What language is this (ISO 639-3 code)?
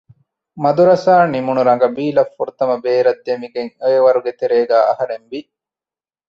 div